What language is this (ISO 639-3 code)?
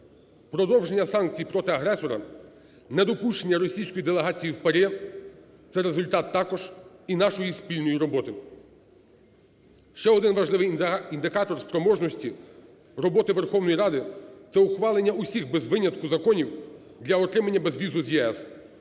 ukr